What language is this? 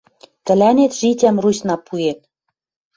Western Mari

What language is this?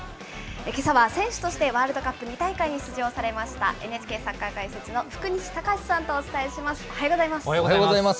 Japanese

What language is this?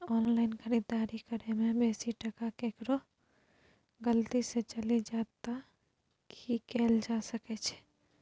Maithili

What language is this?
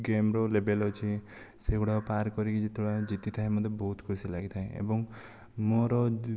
Odia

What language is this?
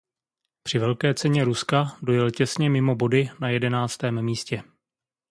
Czech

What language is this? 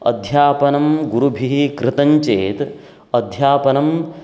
Sanskrit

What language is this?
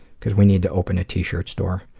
English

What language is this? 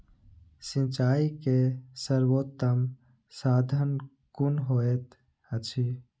Maithili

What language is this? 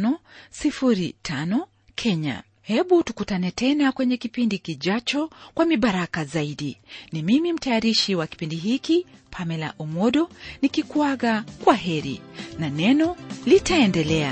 Swahili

